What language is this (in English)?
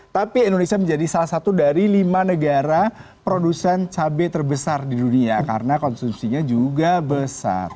Indonesian